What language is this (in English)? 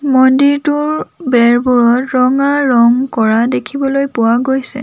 Assamese